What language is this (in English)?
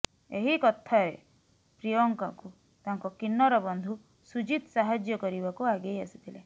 Odia